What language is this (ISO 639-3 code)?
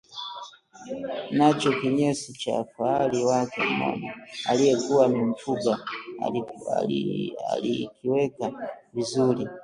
swa